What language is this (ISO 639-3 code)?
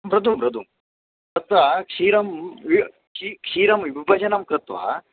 san